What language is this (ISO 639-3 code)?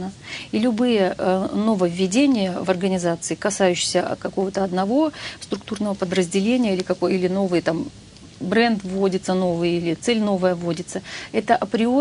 rus